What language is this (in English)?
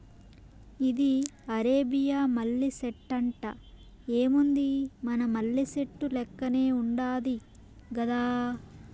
Telugu